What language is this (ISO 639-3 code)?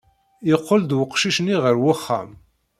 kab